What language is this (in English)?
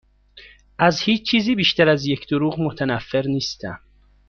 Persian